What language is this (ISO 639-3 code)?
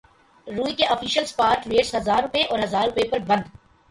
urd